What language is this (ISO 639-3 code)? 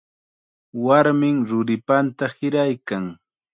qxa